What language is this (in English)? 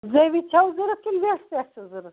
Kashmiri